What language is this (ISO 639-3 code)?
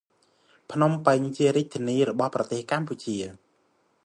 khm